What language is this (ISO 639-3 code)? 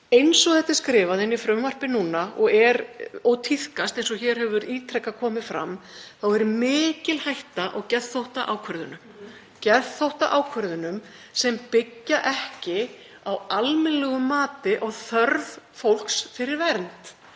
isl